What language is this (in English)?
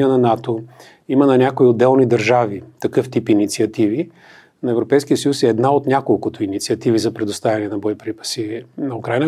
Bulgarian